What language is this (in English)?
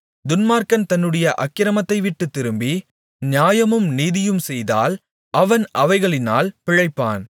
Tamil